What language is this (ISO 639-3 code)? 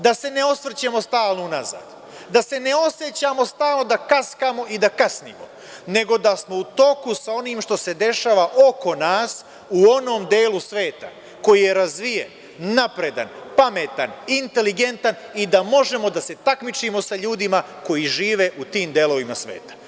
srp